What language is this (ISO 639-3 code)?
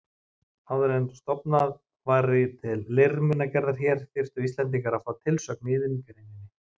isl